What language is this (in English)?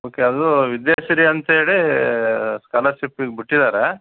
Kannada